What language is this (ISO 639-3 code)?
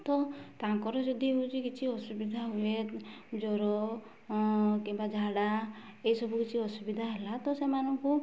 ori